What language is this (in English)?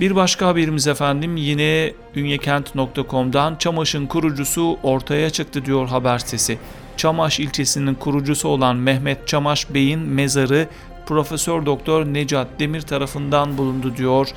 Turkish